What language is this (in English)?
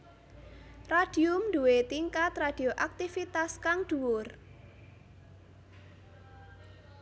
Javanese